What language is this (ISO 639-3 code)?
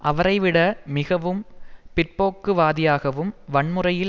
tam